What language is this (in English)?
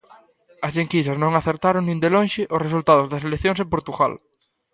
Galician